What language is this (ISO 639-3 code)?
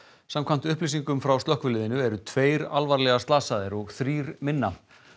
isl